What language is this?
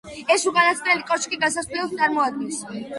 Georgian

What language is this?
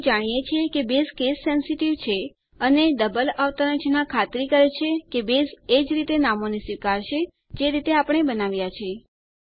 Gujarati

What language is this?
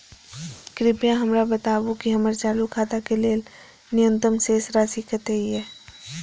Maithili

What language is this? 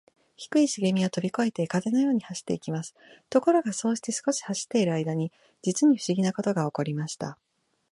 Japanese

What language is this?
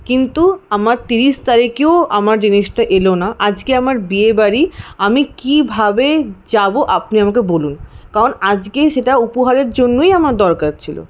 Bangla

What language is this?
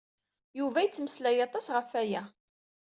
Kabyle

